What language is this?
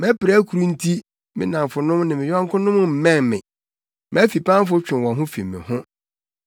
Akan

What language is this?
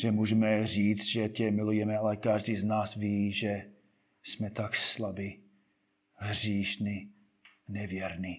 Czech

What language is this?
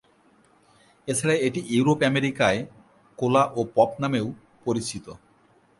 Bangla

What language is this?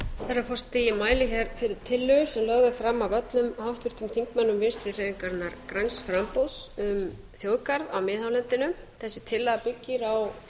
Icelandic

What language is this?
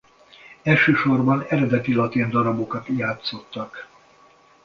Hungarian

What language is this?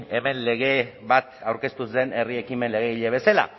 Basque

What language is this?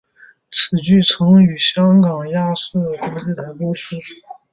Chinese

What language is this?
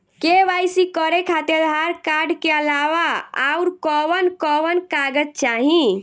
Bhojpuri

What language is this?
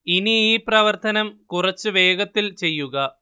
Malayalam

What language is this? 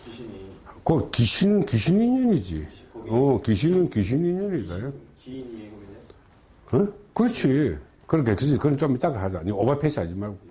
Korean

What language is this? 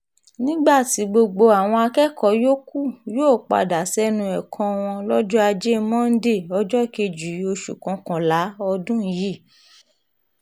Yoruba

